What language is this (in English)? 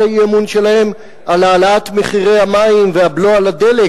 Hebrew